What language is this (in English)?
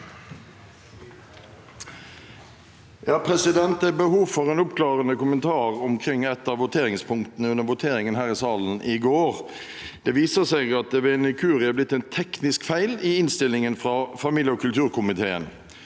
Norwegian